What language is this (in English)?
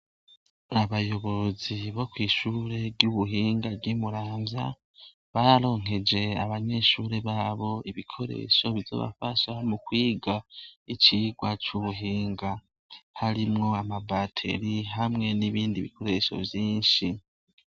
Rundi